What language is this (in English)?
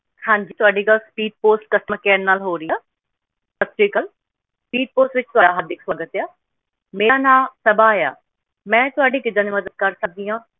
Punjabi